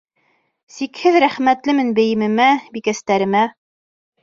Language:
Bashkir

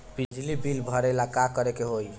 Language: Bhojpuri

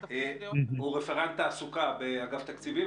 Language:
Hebrew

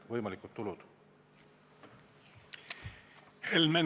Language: Estonian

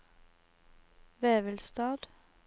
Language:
Norwegian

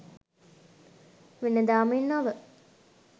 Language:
Sinhala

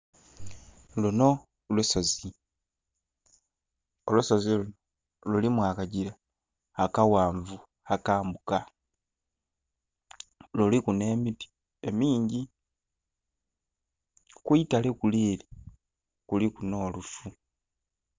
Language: Soga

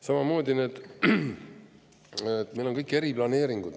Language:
Estonian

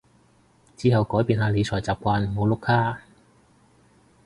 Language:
Cantonese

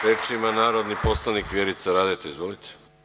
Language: Serbian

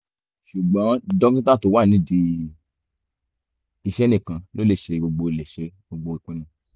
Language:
Yoruba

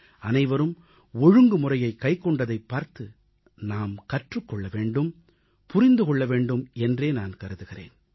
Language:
Tamil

